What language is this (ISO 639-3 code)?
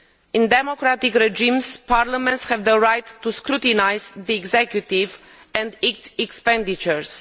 eng